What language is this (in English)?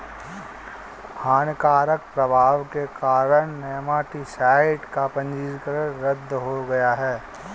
Hindi